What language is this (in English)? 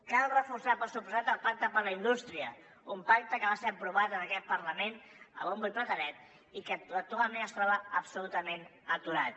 Catalan